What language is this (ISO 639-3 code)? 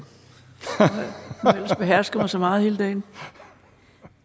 dan